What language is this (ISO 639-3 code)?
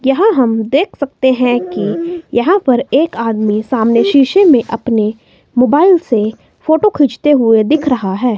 hin